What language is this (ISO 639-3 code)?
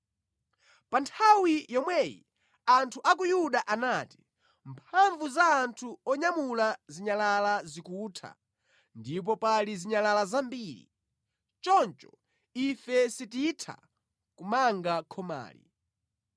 nya